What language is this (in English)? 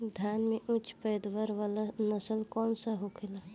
Bhojpuri